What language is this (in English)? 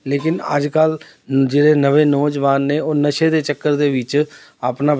Punjabi